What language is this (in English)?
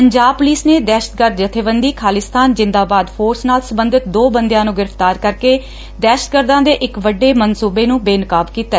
Punjabi